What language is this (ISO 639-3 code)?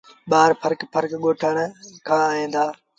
sbn